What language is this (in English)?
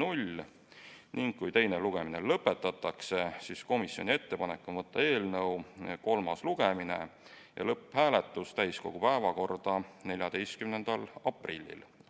Estonian